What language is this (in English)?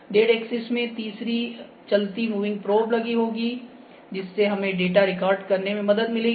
Hindi